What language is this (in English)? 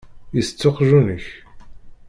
Kabyle